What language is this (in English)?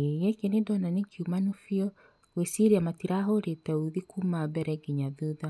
Kikuyu